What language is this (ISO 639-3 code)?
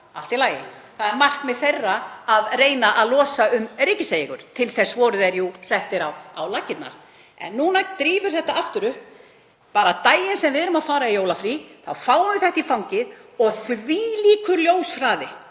isl